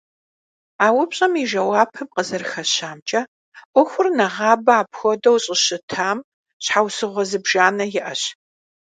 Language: Kabardian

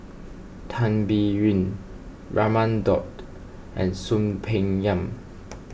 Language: English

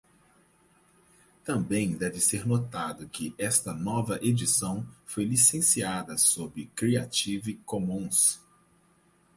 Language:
Portuguese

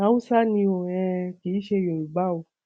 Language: Yoruba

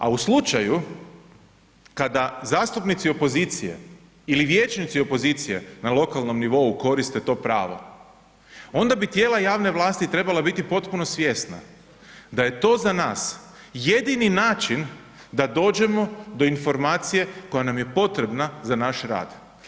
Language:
Croatian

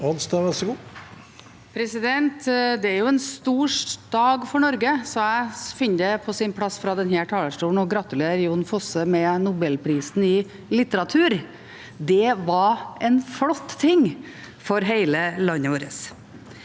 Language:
Norwegian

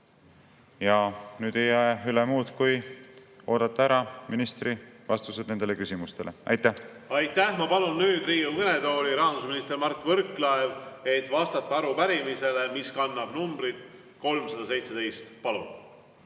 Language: Estonian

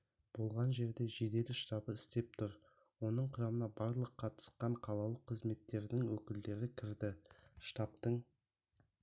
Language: Kazakh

